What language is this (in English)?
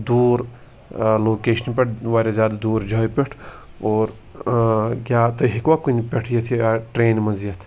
Kashmiri